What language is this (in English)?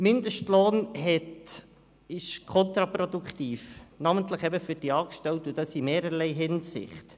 Swiss German